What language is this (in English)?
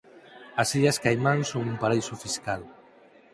Galician